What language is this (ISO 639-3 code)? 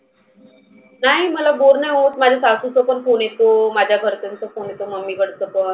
mar